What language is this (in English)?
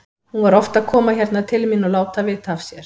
Icelandic